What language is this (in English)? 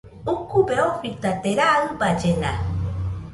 Nüpode Huitoto